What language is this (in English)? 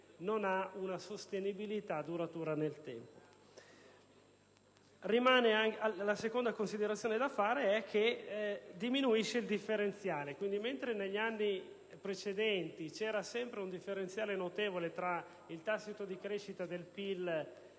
Italian